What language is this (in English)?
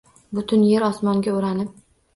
Uzbek